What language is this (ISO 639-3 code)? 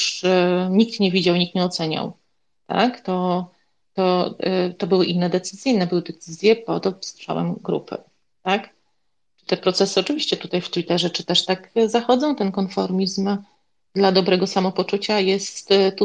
pol